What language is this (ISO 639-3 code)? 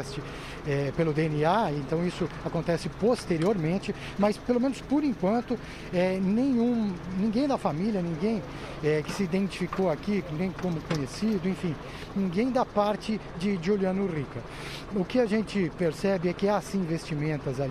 por